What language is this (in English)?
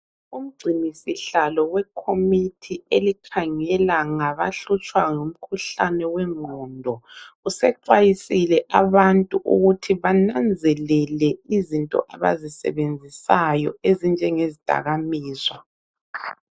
North Ndebele